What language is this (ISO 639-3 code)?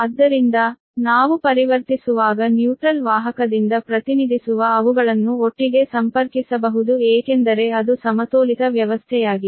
kan